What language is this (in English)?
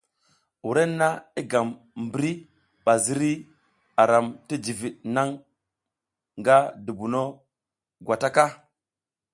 South Giziga